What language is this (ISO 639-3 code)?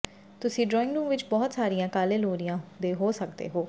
pan